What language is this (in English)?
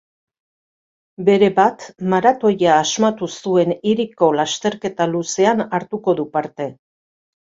Basque